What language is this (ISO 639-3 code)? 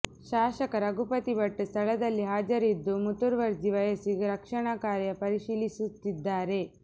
kan